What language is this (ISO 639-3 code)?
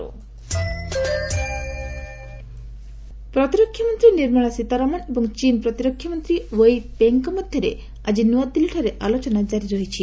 ori